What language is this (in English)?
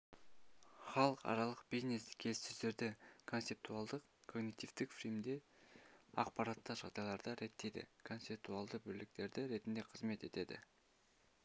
Kazakh